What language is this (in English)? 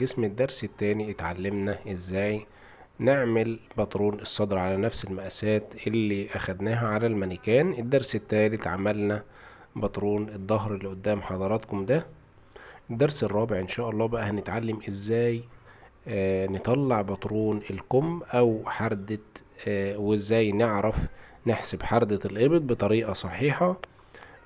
Arabic